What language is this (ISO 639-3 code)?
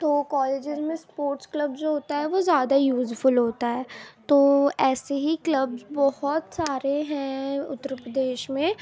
urd